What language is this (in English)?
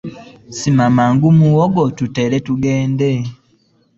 Ganda